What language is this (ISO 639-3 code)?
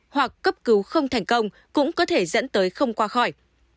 vie